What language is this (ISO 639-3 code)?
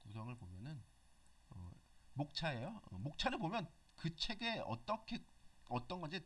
kor